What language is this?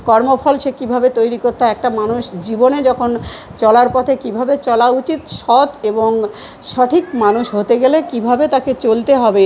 Bangla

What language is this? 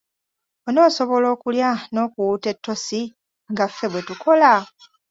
Ganda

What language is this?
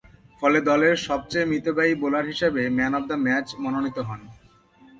Bangla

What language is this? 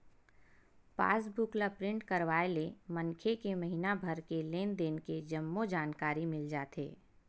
Chhattisgarhi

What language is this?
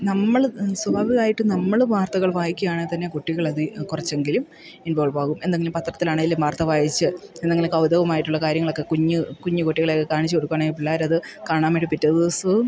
Malayalam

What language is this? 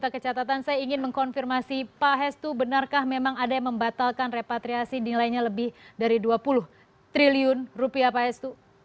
Indonesian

